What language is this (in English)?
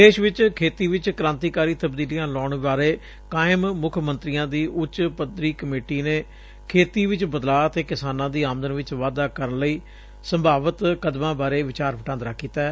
Punjabi